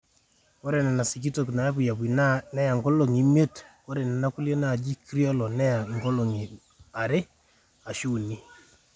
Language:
Masai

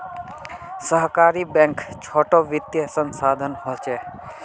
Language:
Magahi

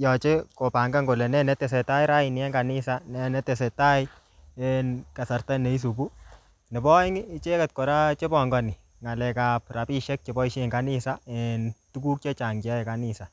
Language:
Kalenjin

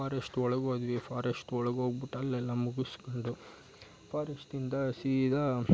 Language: Kannada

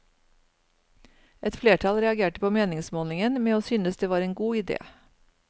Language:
Norwegian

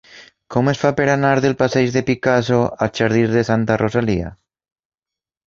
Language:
Catalan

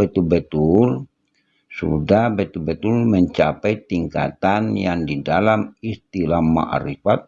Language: Indonesian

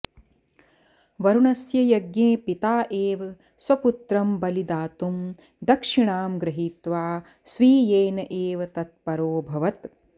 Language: Sanskrit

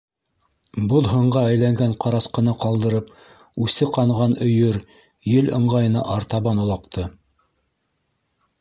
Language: Bashkir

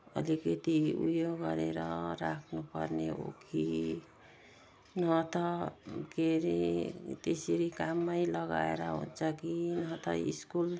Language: Nepali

